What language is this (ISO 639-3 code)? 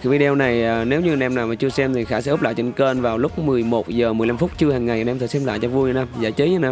vie